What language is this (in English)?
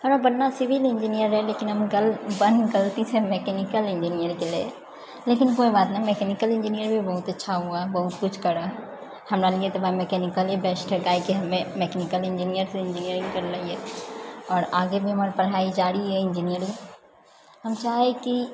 Maithili